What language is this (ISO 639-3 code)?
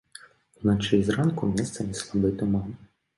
bel